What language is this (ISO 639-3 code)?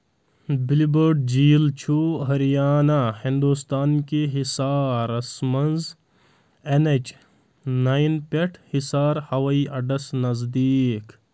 kas